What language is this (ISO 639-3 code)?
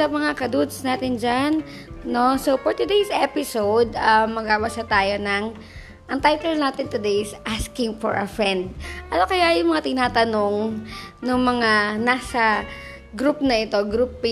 fil